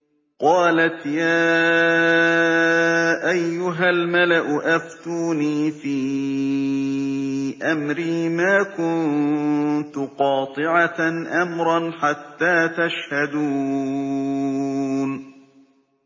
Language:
Arabic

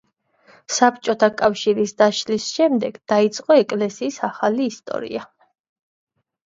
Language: Georgian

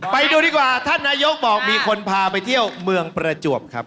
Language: Thai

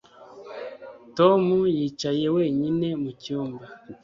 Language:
Kinyarwanda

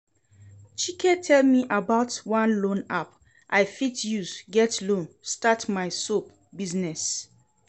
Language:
Nigerian Pidgin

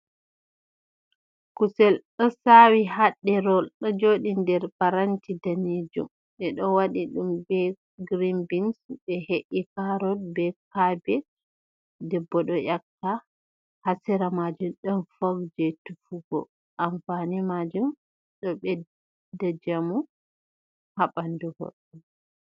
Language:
Fula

